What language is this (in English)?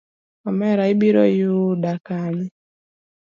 Luo (Kenya and Tanzania)